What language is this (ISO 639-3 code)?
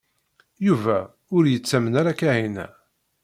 kab